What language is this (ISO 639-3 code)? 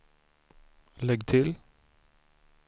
swe